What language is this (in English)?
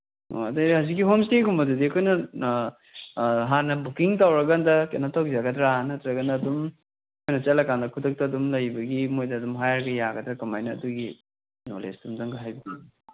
Manipuri